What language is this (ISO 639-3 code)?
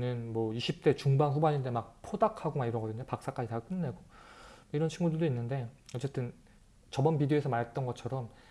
kor